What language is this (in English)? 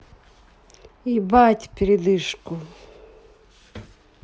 Russian